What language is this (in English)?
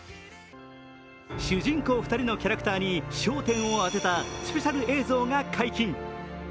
Japanese